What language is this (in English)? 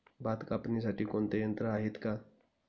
Marathi